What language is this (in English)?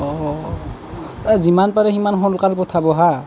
Assamese